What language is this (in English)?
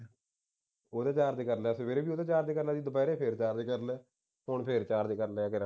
Punjabi